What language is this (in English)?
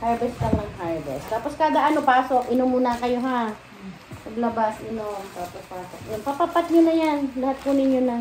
Filipino